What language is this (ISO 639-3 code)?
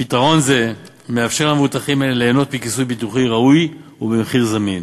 heb